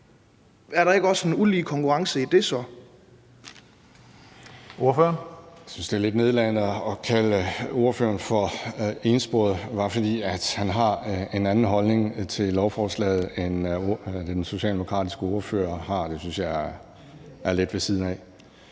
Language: Danish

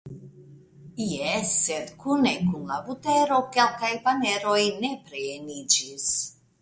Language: Esperanto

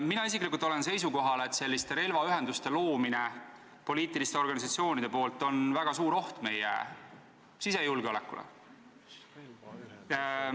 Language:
Estonian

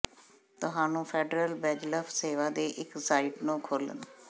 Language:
Punjabi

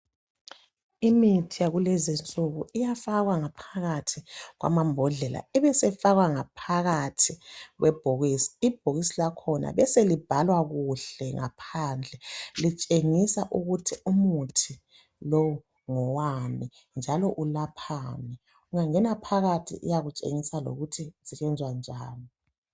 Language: North Ndebele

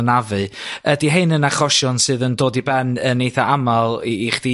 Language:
Welsh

